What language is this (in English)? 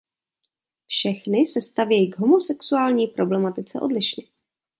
Czech